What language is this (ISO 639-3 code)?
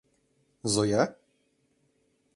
chm